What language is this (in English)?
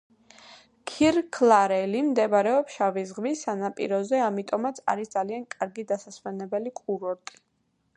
Georgian